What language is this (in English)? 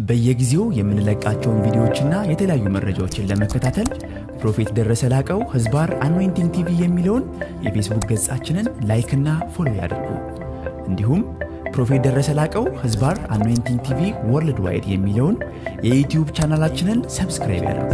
Arabic